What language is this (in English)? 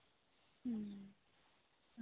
Santali